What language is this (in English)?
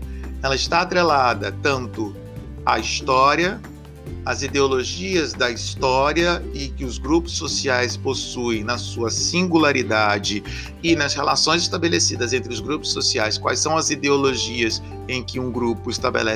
Portuguese